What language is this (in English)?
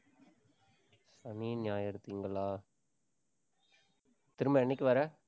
Tamil